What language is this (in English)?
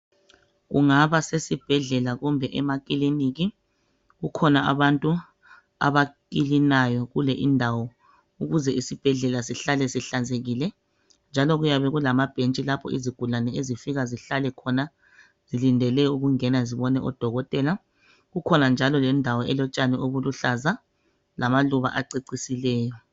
North Ndebele